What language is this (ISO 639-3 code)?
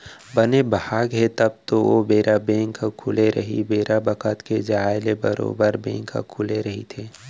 hne